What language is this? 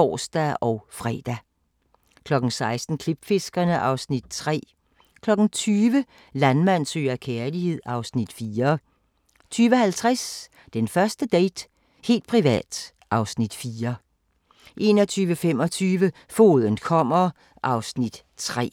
Danish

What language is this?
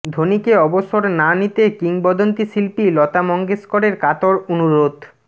Bangla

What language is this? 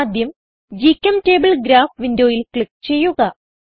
Malayalam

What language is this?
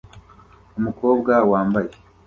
Kinyarwanda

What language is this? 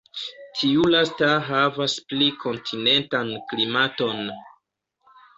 Esperanto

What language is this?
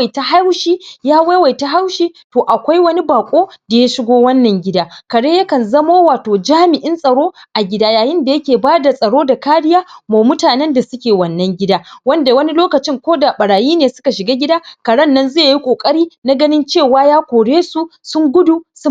Hausa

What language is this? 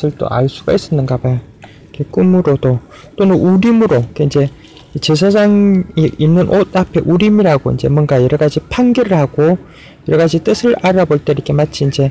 Korean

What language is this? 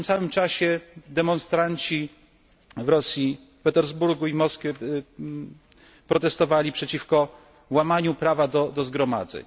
Polish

